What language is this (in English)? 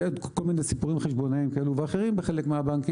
Hebrew